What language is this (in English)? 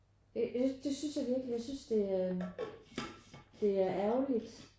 Danish